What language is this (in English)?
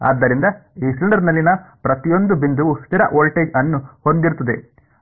Kannada